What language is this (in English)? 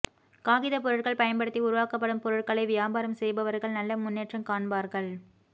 Tamil